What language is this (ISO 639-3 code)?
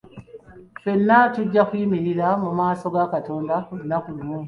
lug